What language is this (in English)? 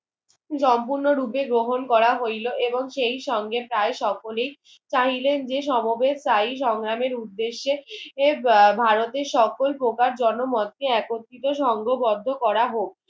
Bangla